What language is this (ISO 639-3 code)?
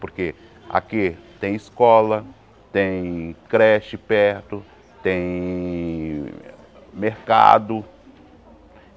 por